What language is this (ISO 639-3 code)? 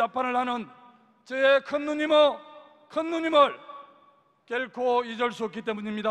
kor